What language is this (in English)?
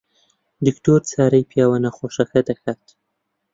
Central Kurdish